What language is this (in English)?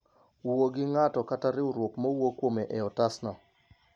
Luo (Kenya and Tanzania)